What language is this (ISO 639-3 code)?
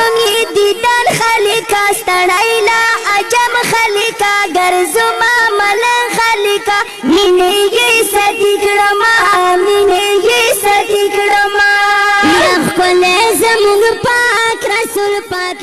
urd